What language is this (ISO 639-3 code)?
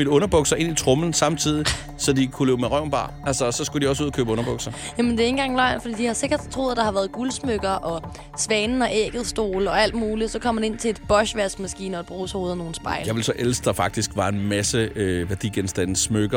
dan